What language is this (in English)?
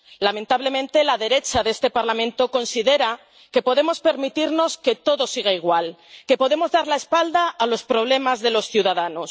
Spanish